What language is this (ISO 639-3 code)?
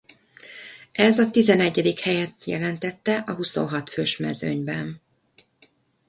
hun